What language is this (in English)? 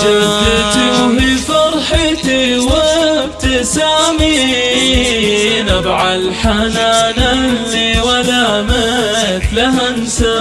Arabic